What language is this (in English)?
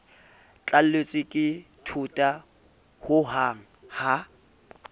Southern Sotho